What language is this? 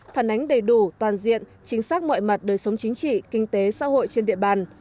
Vietnamese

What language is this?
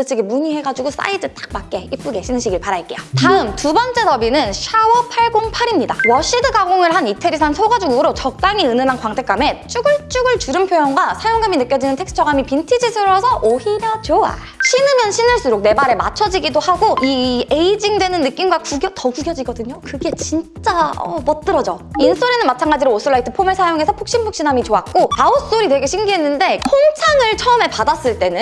Korean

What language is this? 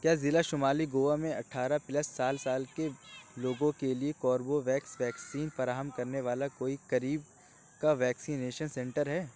Urdu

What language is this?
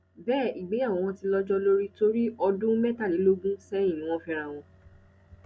Yoruba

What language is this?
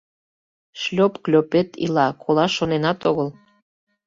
Mari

